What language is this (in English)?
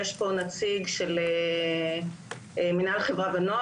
Hebrew